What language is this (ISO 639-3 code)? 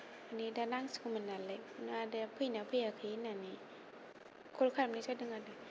brx